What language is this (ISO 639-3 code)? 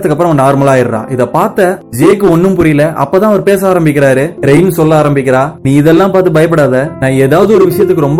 tam